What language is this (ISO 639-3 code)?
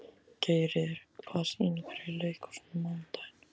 isl